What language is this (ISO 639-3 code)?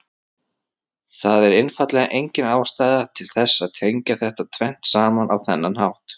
isl